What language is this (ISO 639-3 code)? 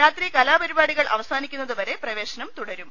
mal